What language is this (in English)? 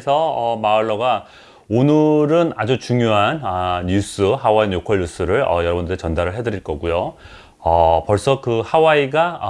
Korean